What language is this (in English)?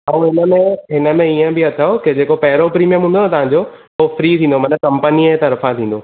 Sindhi